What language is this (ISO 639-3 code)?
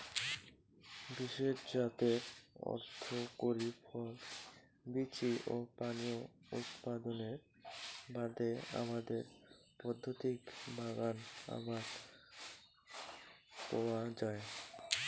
ben